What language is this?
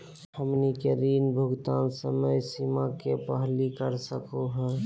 Magahi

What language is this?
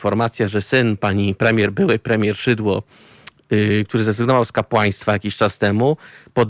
Polish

